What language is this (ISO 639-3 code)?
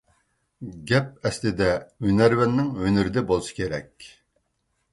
uig